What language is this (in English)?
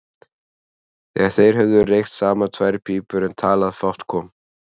Icelandic